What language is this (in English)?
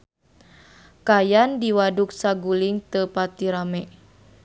Sundanese